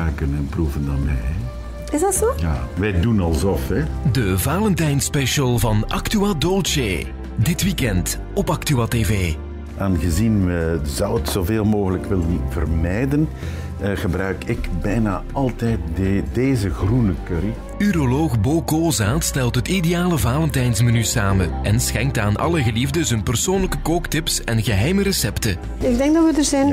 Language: Dutch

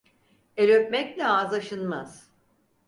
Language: Turkish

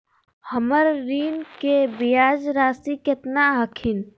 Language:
Magahi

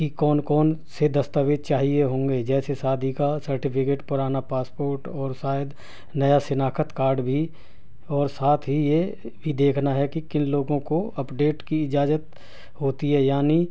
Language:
Urdu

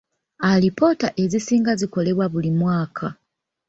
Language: Ganda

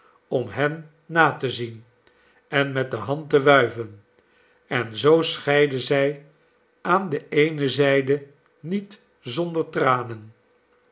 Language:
Dutch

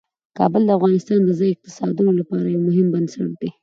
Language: Pashto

